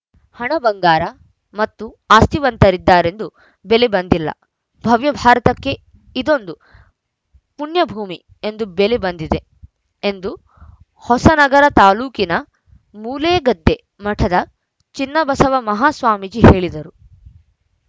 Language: Kannada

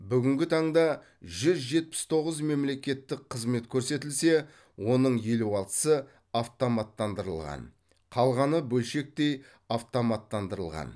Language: Kazakh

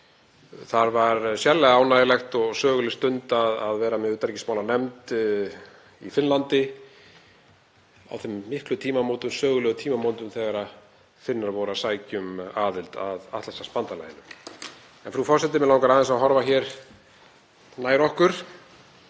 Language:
Icelandic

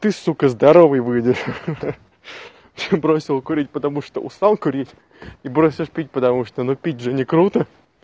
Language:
Russian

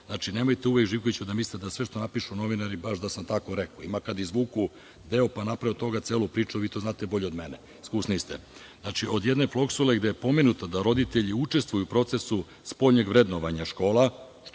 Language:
Serbian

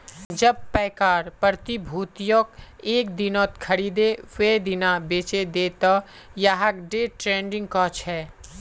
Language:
Magahi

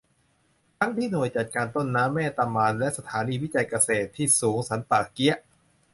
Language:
Thai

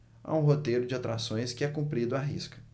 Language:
Portuguese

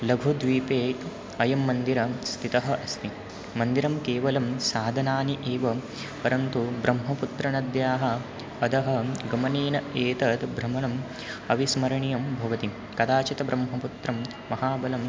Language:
Sanskrit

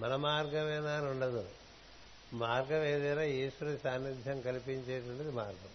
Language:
Telugu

